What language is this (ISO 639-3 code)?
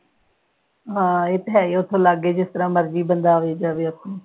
pan